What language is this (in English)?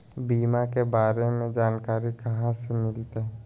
Magahi